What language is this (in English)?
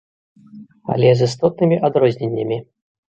Belarusian